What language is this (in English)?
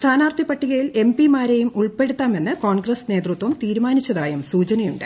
Malayalam